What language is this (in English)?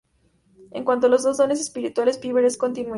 Spanish